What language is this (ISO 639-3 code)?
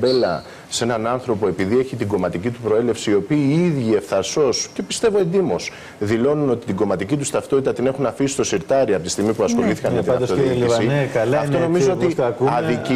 ell